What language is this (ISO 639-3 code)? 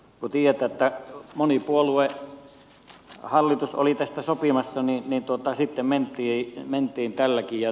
fin